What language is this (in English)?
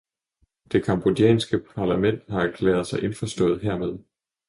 Danish